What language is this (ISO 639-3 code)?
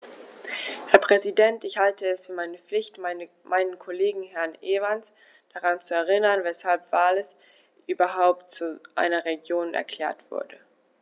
deu